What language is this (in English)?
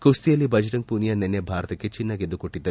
Kannada